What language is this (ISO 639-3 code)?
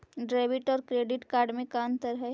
mag